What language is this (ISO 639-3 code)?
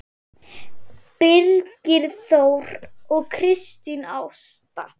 isl